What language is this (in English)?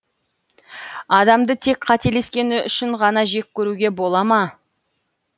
Kazakh